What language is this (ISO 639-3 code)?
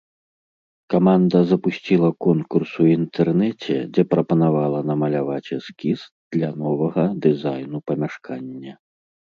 bel